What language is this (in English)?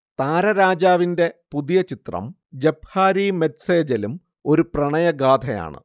Malayalam